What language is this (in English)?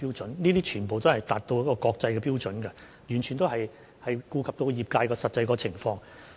Cantonese